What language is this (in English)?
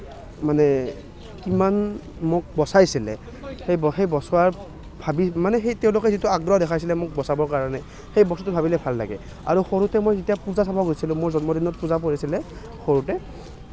Assamese